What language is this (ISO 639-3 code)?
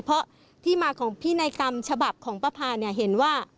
tha